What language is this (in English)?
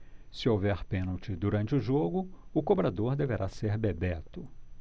Portuguese